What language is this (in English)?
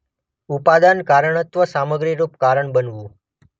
Gujarati